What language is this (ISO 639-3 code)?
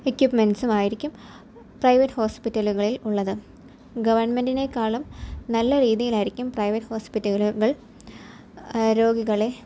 mal